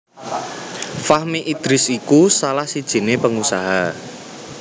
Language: Javanese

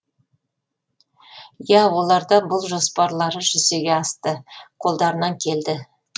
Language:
Kazakh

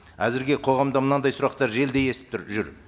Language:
Kazakh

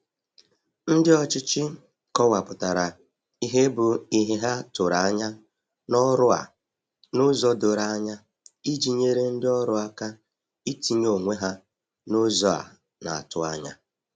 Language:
Igbo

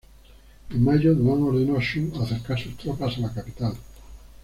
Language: Spanish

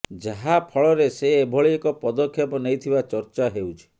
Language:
Odia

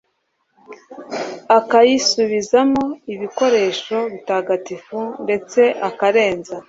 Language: Kinyarwanda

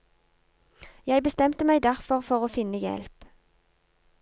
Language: Norwegian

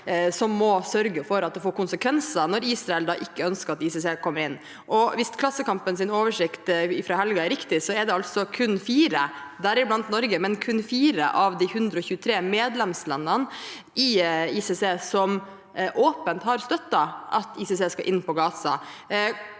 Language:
Norwegian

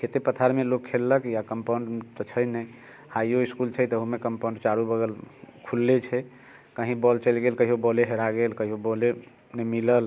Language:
Maithili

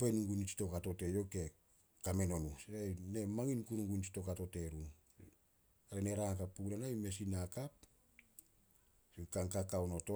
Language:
Solos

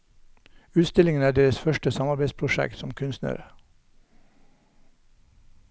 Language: Norwegian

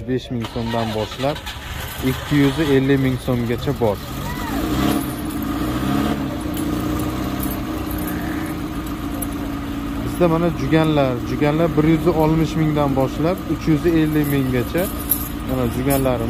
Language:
Turkish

